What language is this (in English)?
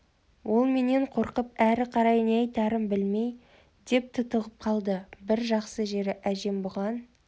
Kazakh